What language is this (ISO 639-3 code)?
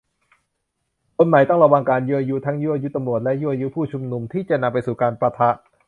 tha